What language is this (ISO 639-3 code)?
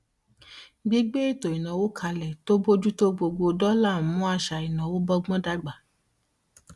yor